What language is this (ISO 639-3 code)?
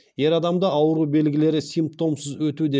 kaz